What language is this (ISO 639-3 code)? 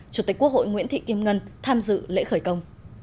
vie